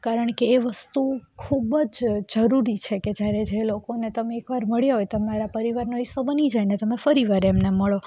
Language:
Gujarati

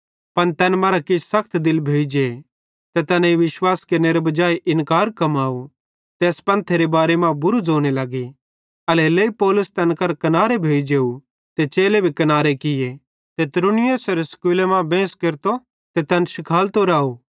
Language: Bhadrawahi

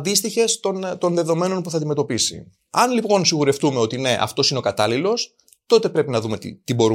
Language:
Greek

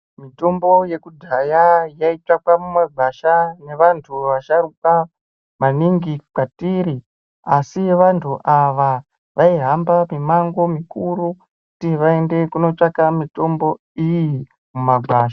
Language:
Ndau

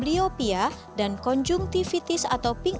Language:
Indonesian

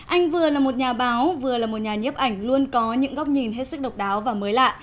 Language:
Vietnamese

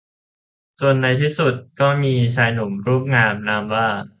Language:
Thai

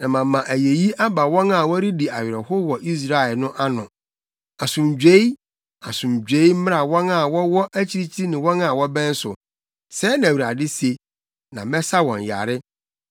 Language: Akan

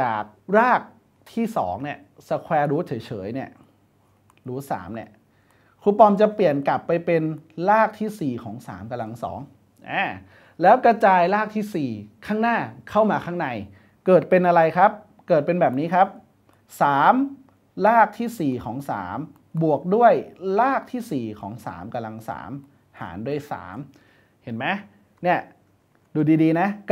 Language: Thai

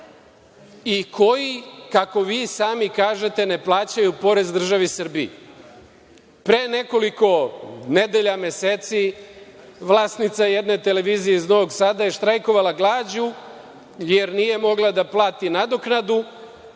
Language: Serbian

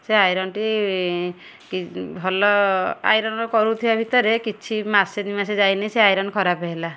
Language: Odia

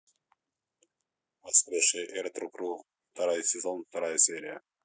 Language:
Russian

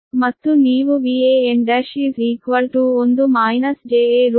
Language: Kannada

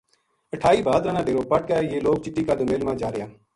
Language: Gujari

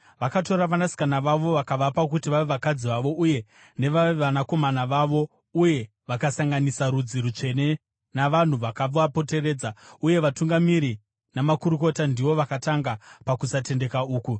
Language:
Shona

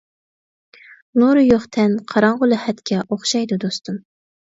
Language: Uyghur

